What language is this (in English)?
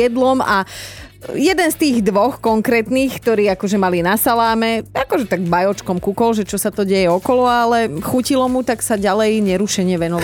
Slovak